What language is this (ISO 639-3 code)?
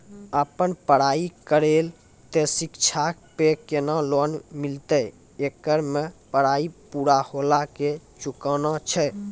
mai